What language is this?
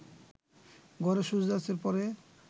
Bangla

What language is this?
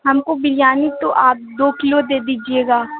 Urdu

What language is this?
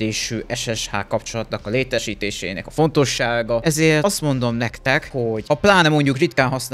Hungarian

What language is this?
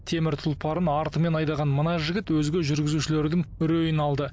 Kazakh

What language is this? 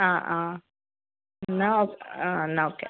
Malayalam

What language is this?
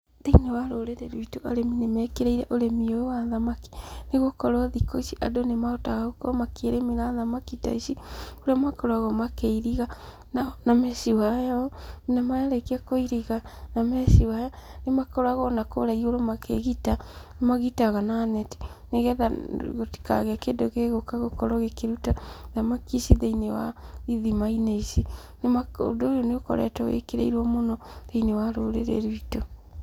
Kikuyu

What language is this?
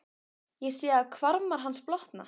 Icelandic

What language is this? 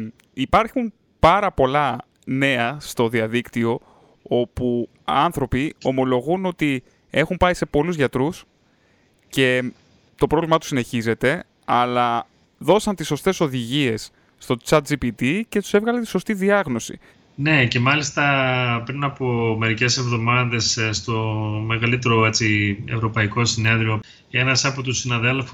Greek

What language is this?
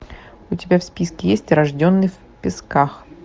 Russian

